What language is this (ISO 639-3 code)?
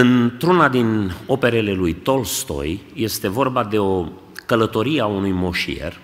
ron